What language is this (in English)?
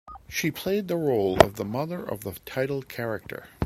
English